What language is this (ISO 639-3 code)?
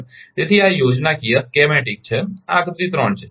guj